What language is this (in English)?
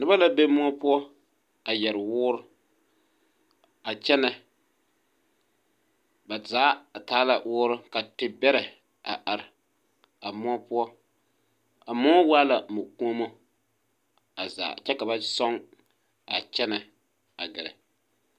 Southern Dagaare